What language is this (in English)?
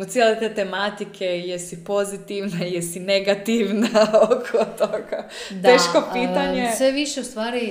Croatian